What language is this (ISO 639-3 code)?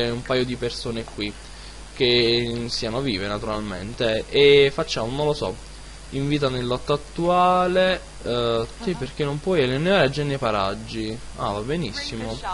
ita